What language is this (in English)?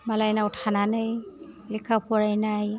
Bodo